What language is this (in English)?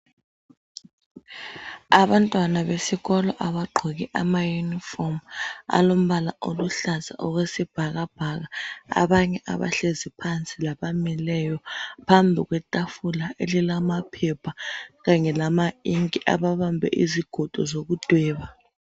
North Ndebele